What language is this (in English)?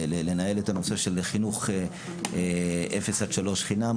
Hebrew